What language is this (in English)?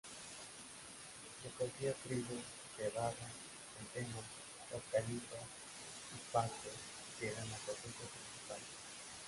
Spanish